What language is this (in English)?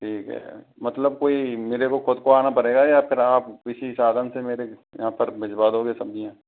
Hindi